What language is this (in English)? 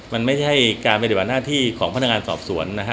Thai